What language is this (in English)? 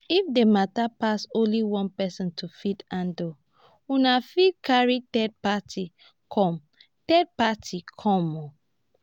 Nigerian Pidgin